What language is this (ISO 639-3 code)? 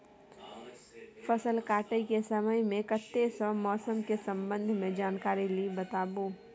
mai